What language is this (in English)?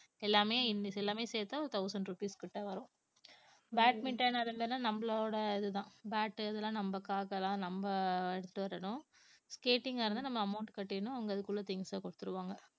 Tamil